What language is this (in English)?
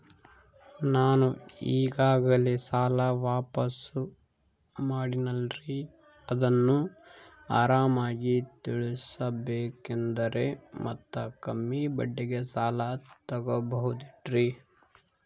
Kannada